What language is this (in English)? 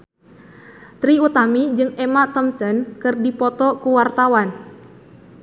Sundanese